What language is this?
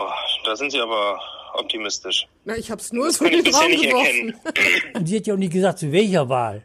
German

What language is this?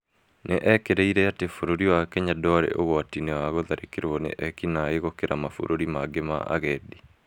Kikuyu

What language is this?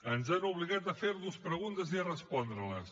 Catalan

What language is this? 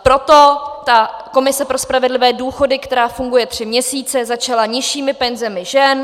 Czech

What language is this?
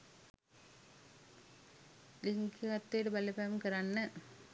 Sinhala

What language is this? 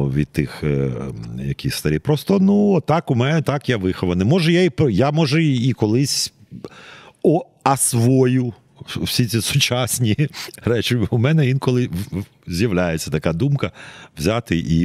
Ukrainian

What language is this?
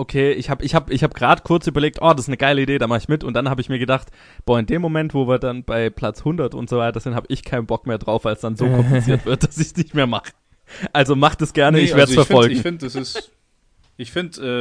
German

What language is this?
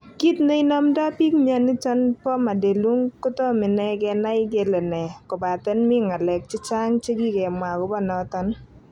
Kalenjin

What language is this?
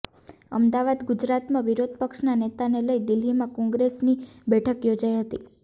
Gujarati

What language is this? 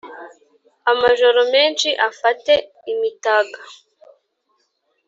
Kinyarwanda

